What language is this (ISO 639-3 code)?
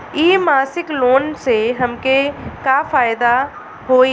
bho